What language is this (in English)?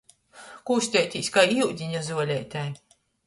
Latgalian